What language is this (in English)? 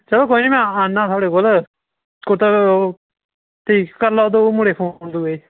Dogri